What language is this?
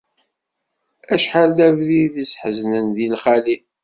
Kabyle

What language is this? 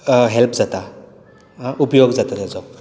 Konkani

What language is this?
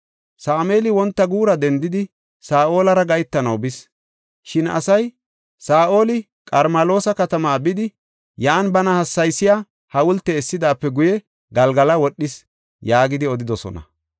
Gofa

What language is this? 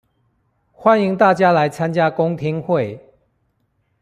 Chinese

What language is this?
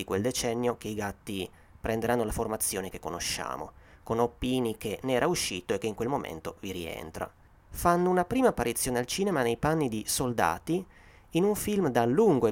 Italian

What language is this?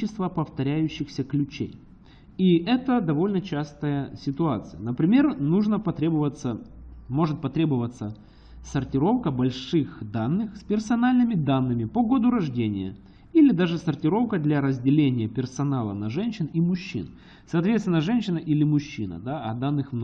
Russian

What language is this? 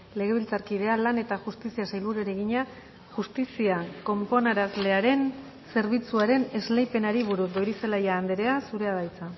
Basque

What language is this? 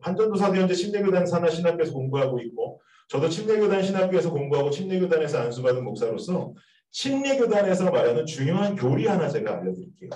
Korean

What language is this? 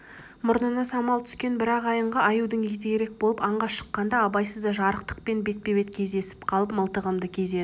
Kazakh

